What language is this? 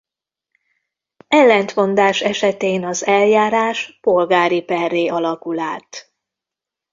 Hungarian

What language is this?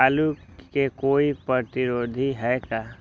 Magahi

